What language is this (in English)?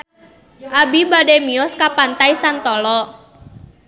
Sundanese